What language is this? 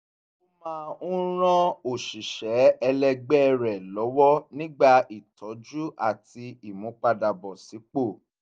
Yoruba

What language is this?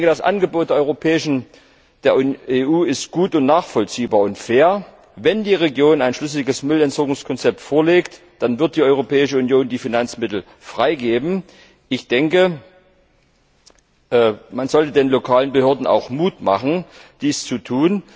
German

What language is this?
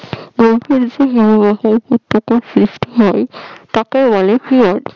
Bangla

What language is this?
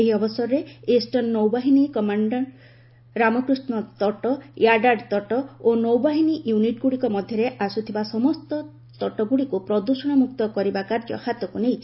Odia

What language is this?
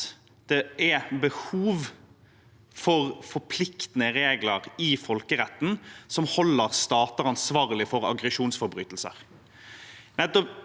Norwegian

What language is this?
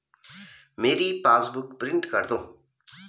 Hindi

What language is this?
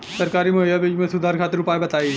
Bhojpuri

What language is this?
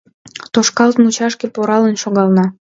Mari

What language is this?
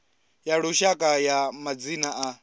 Venda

